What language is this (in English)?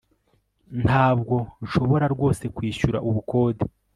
Kinyarwanda